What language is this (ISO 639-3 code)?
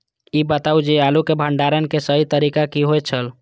mai